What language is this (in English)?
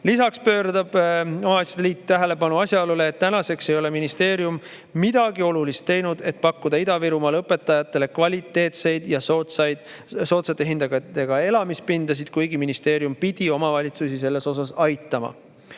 Estonian